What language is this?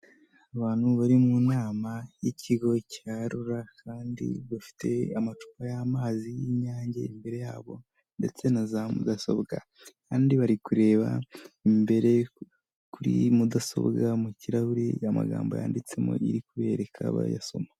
Kinyarwanda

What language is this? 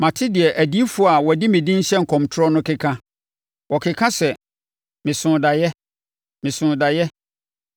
Akan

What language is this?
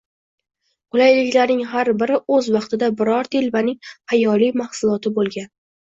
Uzbek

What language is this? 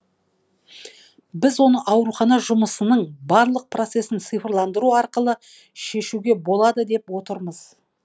Kazakh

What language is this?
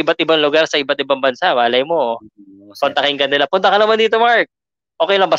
Filipino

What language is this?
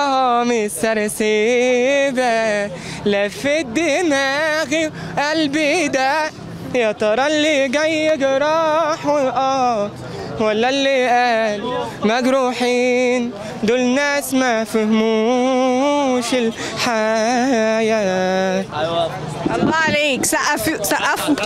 Arabic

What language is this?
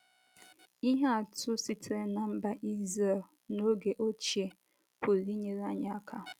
Igbo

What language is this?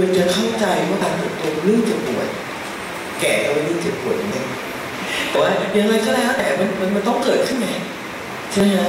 Thai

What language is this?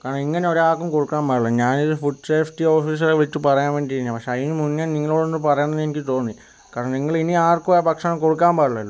Malayalam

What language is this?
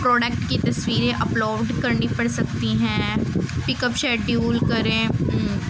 Urdu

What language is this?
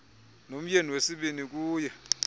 Xhosa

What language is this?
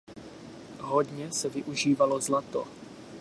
Czech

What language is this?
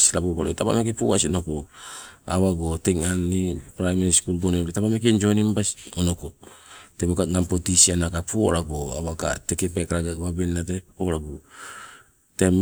Sibe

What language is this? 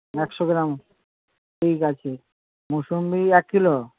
Bangla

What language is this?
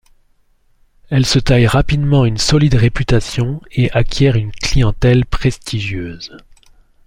French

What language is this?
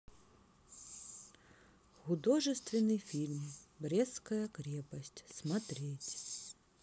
Russian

